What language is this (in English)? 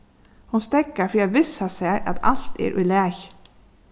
Faroese